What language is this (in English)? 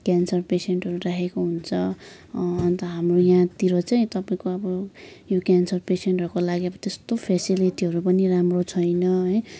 Nepali